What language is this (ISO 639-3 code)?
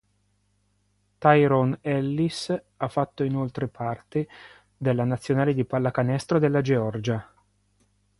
ita